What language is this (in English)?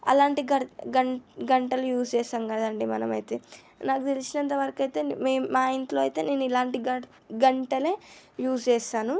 Telugu